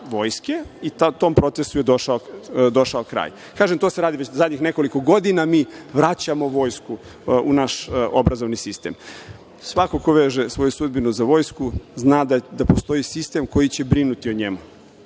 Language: Serbian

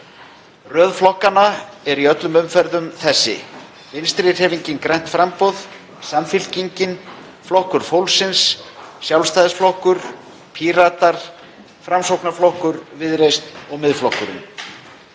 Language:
Icelandic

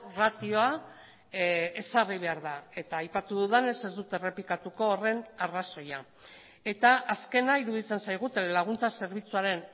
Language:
Basque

